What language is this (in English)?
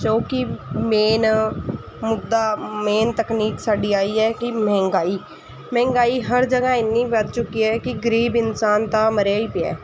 Punjabi